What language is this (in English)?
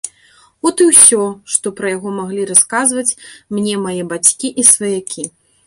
Belarusian